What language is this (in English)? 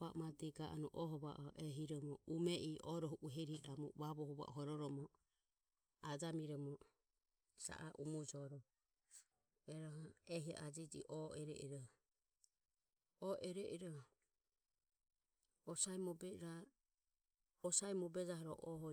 Ömie